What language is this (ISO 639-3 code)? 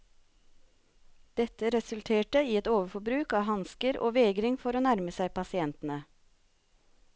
nor